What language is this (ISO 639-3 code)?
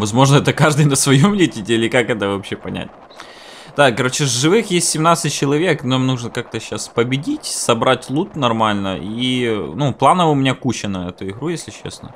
rus